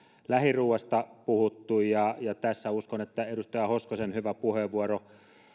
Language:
Finnish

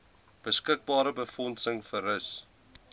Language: Afrikaans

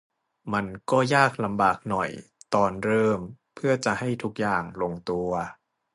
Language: Thai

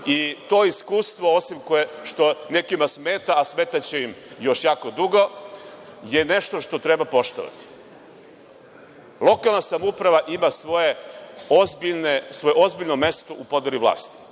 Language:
Serbian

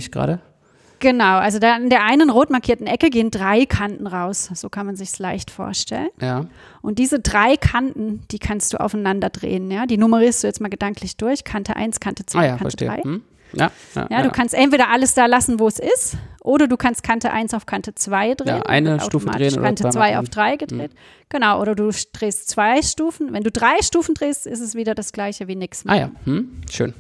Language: German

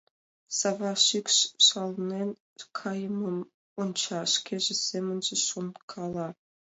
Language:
Mari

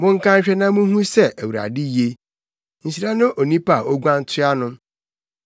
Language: Akan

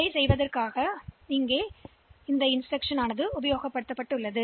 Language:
Tamil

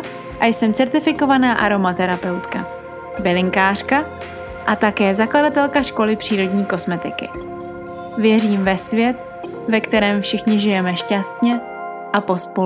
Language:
Czech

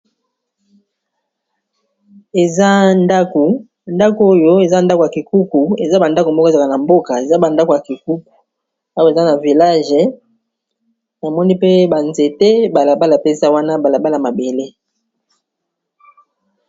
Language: Lingala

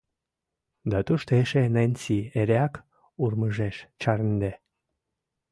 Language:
Mari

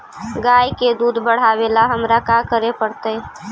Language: Magahi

